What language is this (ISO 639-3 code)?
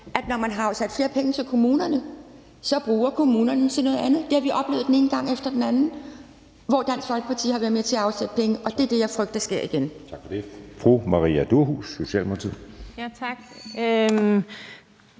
dan